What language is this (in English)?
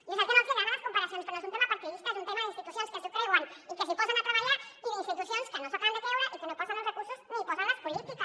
Catalan